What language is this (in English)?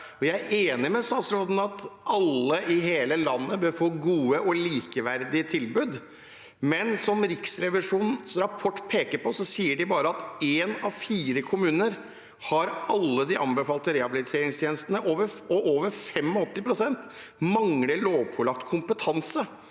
Norwegian